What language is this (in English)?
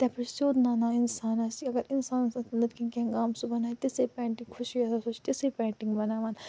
Kashmiri